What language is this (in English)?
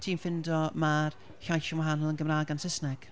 Welsh